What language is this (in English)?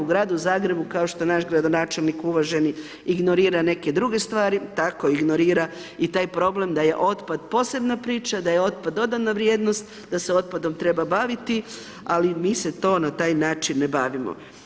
Croatian